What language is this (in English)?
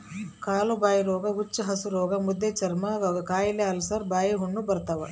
Kannada